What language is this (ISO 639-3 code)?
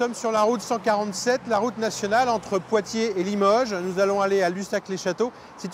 fra